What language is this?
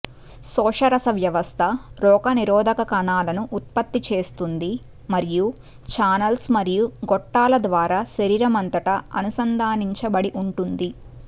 Telugu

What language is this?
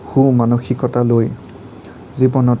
Assamese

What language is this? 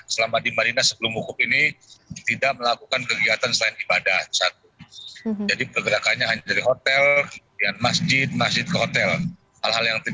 Indonesian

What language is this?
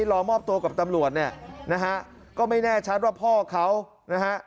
Thai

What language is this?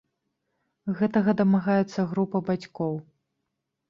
Belarusian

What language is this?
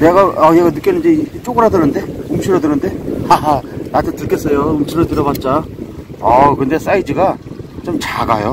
Korean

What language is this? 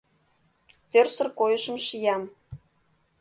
Mari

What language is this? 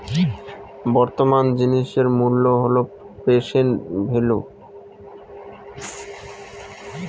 Bangla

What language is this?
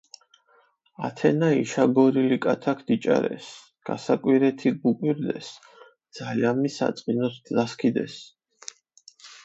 Mingrelian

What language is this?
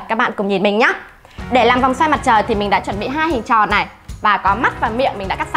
Vietnamese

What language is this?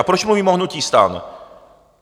Czech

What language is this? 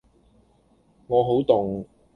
Cantonese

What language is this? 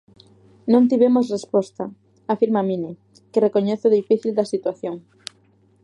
Galician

